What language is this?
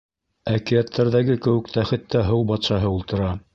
Bashkir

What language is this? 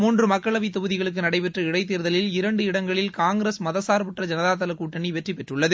Tamil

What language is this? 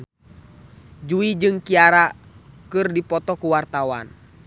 Sundanese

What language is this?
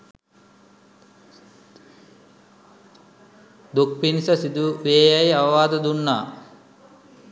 Sinhala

